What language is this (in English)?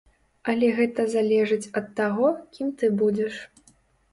Belarusian